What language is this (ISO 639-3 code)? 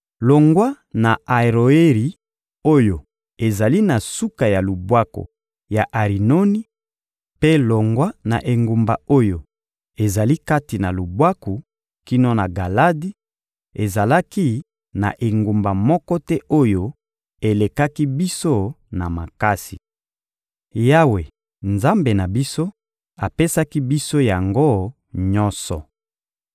lin